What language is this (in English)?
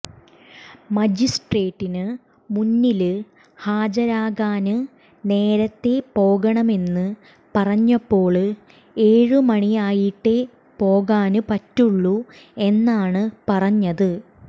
Malayalam